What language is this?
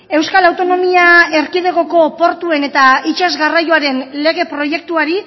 Basque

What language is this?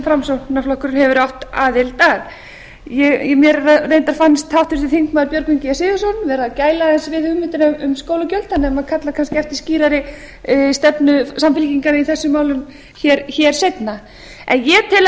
Icelandic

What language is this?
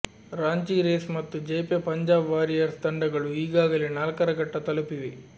Kannada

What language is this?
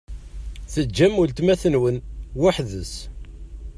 Kabyle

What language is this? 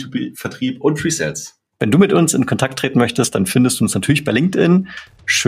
German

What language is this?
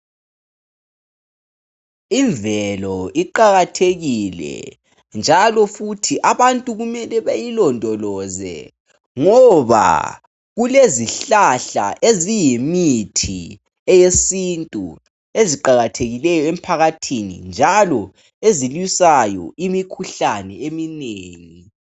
North Ndebele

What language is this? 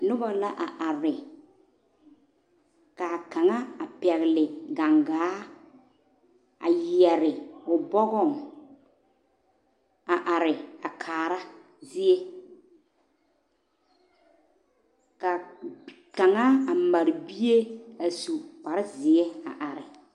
Southern Dagaare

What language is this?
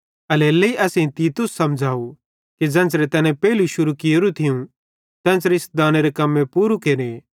Bhadrawahi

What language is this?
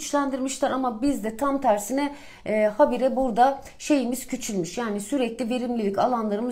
Turkish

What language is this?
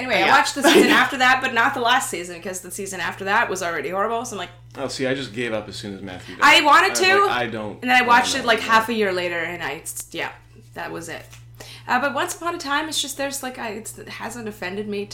English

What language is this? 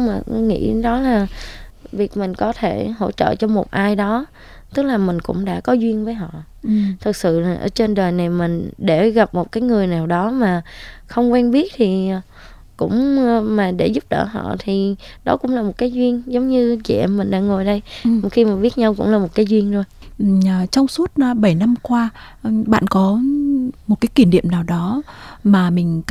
Vietnamese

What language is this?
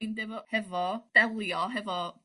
Welsh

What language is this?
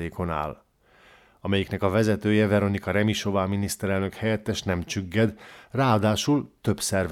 Hungarian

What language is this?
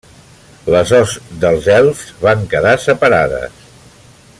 Catalan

